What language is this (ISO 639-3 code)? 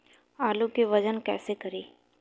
bho